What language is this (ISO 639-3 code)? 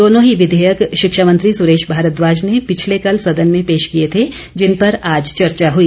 hin